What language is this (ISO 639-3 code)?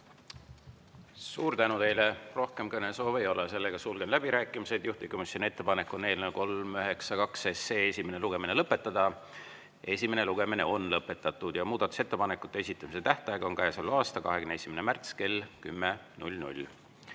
est